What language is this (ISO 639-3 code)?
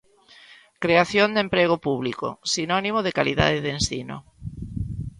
glg